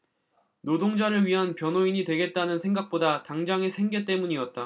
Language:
Korean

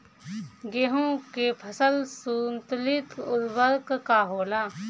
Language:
Bhojpuri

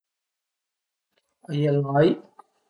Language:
Piedmontese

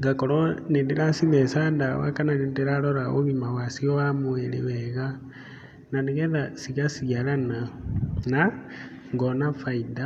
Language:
Kikuyu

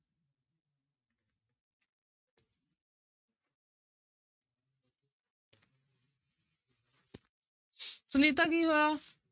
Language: Punjabi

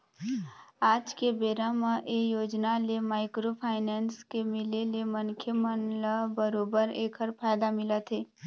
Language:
Chhattisgarhi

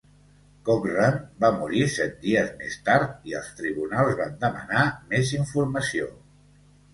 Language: Catalan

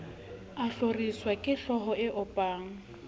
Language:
Southern Sotho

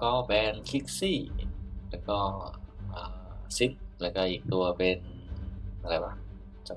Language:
Thai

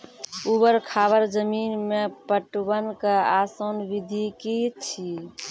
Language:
Maithili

